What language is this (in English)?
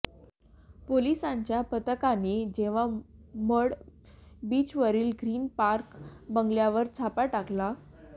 Marathi